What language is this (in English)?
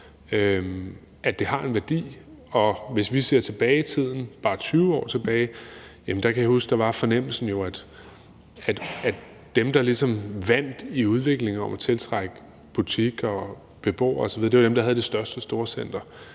Danish